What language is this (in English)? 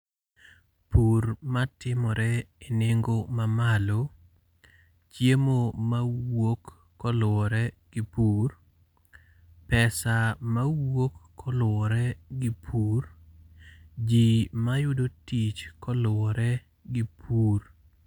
Luo (Kenya and Tanzania)